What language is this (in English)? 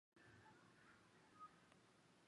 Chinese